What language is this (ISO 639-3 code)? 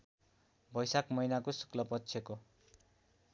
nep